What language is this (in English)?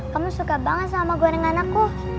Indonesian